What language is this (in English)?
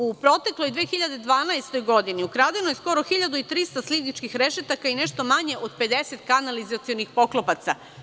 Serbian